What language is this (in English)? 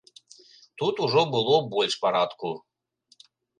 Belarusian